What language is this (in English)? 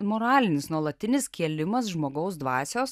Lithuanian